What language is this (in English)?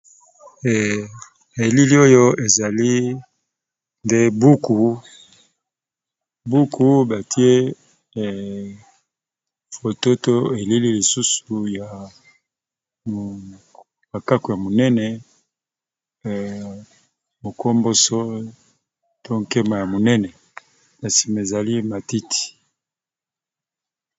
Lingala